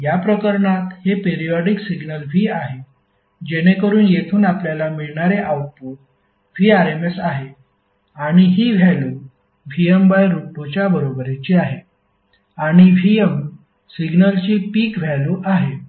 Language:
Marathi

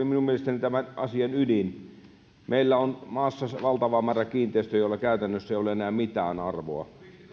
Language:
Finnish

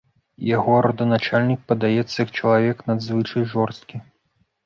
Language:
Belarusian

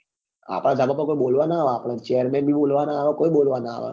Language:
Gujarati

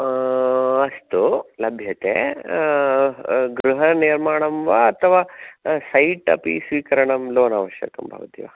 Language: Sanskrit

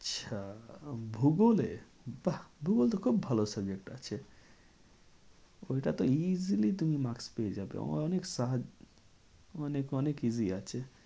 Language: Bangla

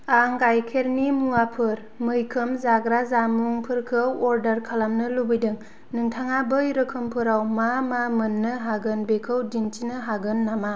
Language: Bodo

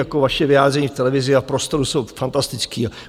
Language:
Czech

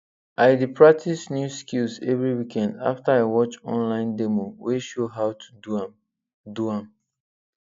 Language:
Nigerian Pidgin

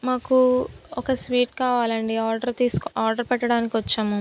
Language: Telugu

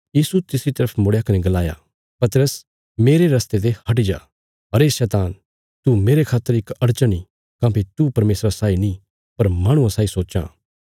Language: Bilaspuri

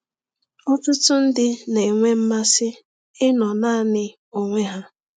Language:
Igbo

